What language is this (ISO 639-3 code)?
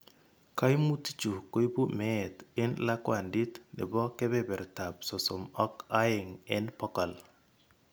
kln